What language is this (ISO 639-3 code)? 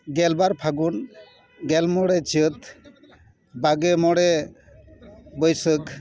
sat